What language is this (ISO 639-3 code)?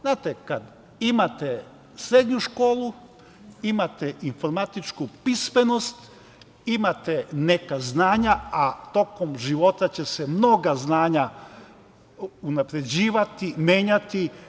srp